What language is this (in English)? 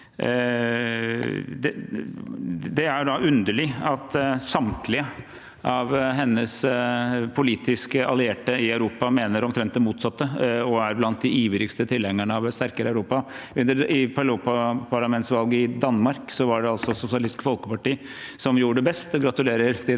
Norwegian